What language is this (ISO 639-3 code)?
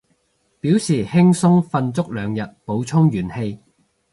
yue